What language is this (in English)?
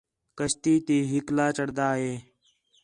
Khetrani